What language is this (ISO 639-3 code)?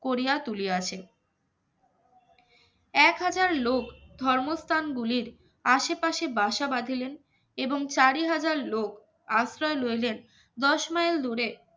ben